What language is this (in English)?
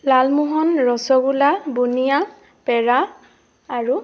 Assamese